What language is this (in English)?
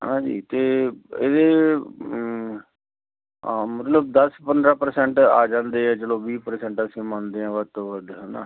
Punjabi